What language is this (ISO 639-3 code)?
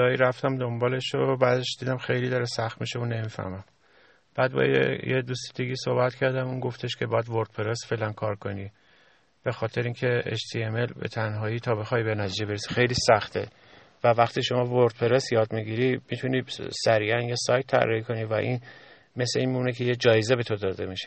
fas